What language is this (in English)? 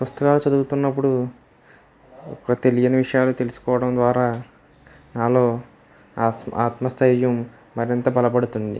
Telugu